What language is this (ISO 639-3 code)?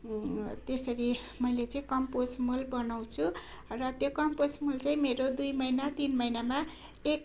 nep